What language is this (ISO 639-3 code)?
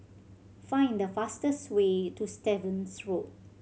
eng